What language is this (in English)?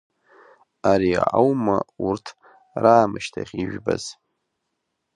Abkhazian